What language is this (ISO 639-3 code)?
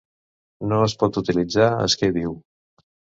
cat